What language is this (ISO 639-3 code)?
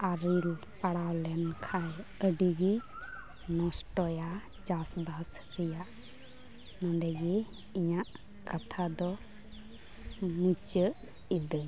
sat